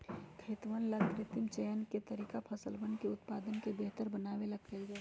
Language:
Magahi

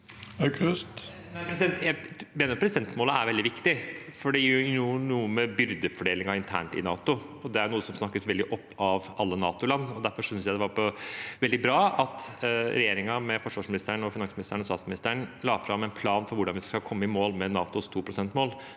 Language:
Norwegian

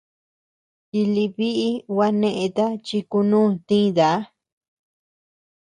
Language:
Tepeuxila Cuicatec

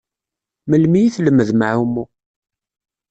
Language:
Kabyle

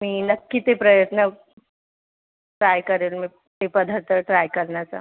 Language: Marathi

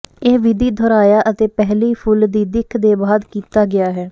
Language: Punjabi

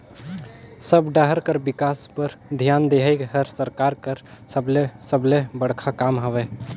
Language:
Chhattisgarhi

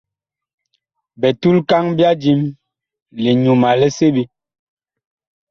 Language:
Bakoko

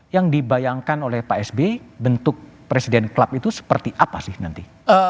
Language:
Indonesian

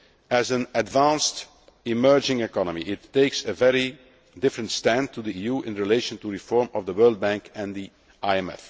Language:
English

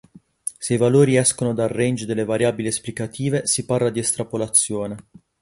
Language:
Italian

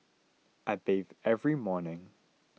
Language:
English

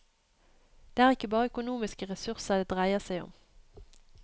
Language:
Norwegian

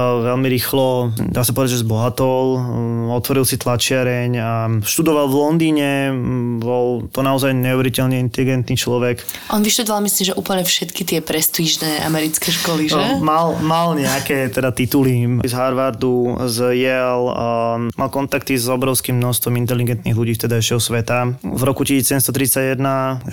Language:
Slovak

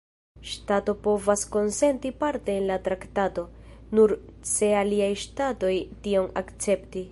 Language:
Esperanto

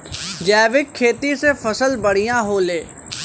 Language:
Bhojpuri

